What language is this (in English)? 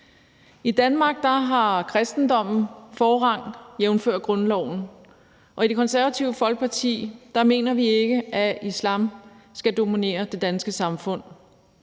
Danish